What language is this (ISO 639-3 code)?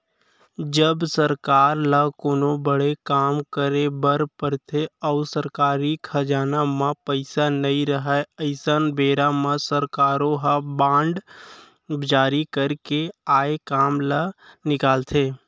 hne